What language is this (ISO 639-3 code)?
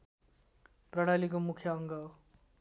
nep